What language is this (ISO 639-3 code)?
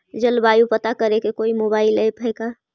mag